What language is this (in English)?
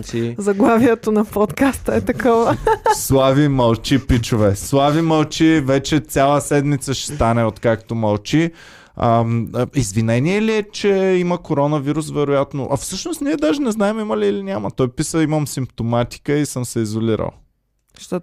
Bulgarian